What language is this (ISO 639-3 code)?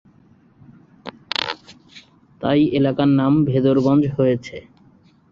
ben